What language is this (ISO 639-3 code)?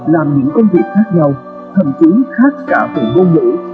vie